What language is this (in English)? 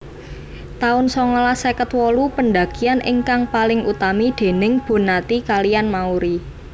Javanese